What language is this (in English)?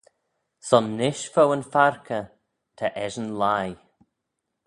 Manx